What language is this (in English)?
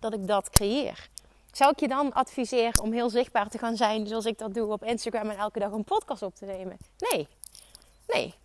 Dutch